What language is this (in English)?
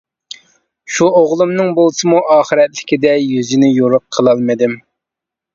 Uyghur